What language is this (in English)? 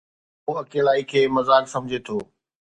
Sindhi